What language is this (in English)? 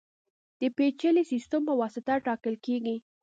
Pashto